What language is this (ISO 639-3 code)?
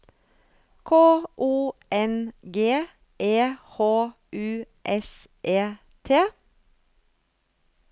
nor